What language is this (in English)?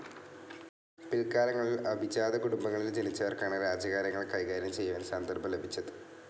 Malayalam